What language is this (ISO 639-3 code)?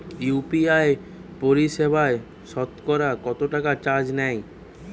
ben